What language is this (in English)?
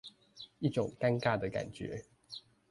Chinese